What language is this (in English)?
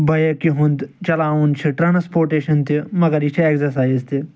Kashmiri